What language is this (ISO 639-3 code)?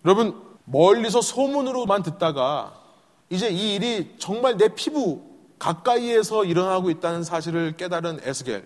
kor